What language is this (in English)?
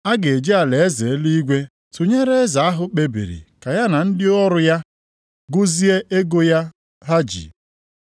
Igbo